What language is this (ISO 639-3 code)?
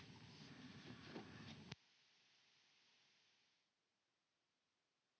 fin